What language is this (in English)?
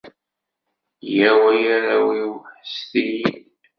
Kabyle